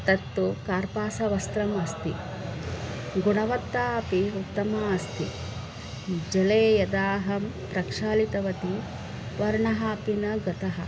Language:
Sanskrit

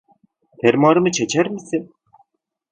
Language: Turkish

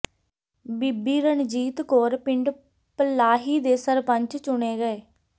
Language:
Punjabi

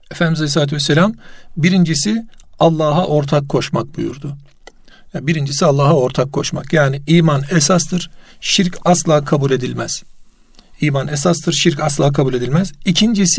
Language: Turkish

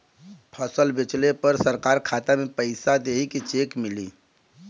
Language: Bhojpuri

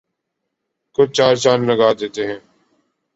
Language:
Urdu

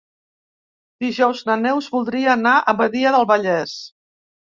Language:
Catalan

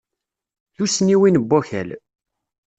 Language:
Kabyle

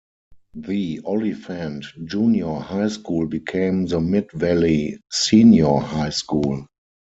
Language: English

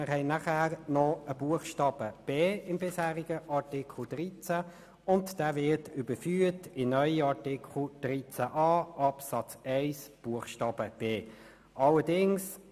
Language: Swiss German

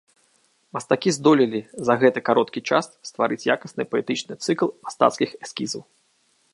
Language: Belarusian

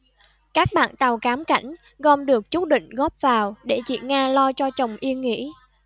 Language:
Vietnamese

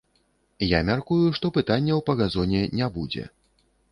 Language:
Belarusian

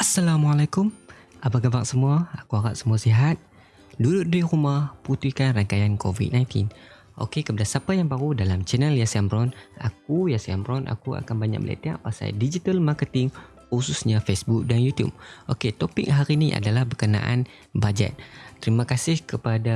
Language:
Malay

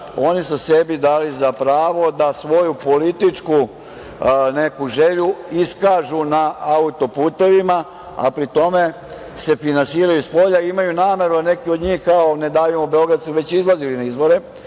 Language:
Serbian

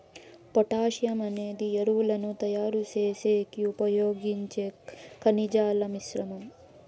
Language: Telugu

